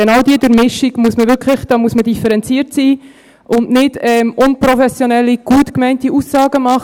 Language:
Swiss German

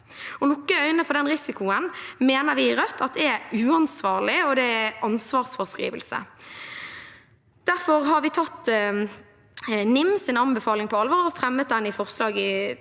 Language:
Norwegian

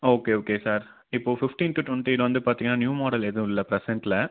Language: Tamil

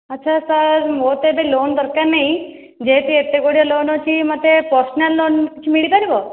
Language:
Odia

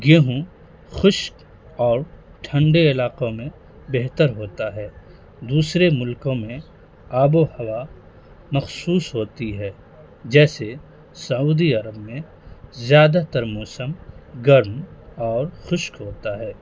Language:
Urdu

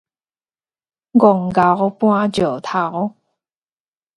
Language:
Min Nan Chinese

